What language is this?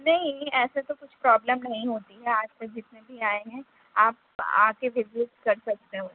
Urdu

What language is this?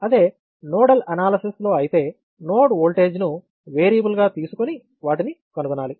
Telugu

